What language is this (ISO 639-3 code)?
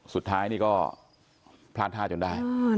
tha